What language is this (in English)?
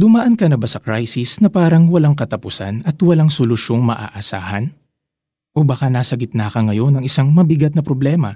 Filipino